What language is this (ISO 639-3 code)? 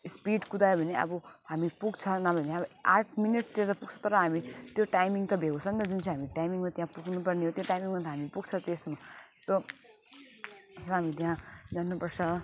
nep